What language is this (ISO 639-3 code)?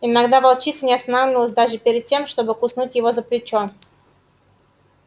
rus